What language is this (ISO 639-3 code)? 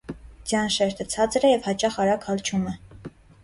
hye